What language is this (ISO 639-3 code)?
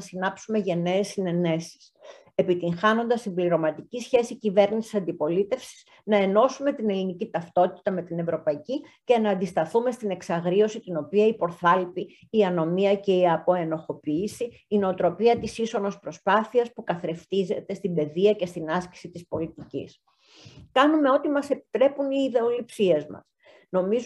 ell